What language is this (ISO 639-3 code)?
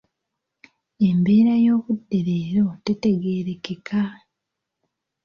lug